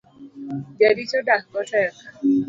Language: Luo (Kenya and Tanzania)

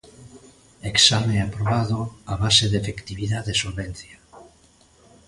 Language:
Galician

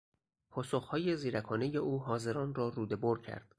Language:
Persian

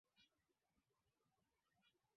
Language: Swahili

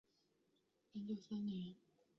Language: Chinese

